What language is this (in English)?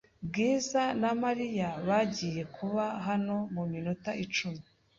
Kinyarwanda